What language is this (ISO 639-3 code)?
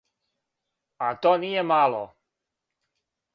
srp